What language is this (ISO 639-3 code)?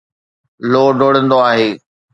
snd